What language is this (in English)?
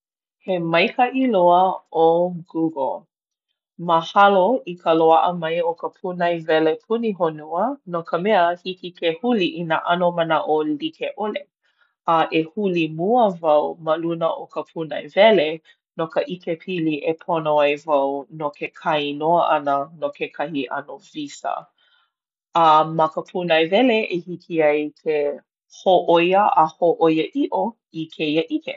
Hawaiian